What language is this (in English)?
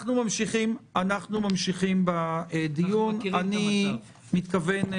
Hebrew